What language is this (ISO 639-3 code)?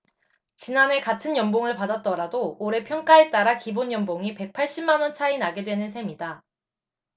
kor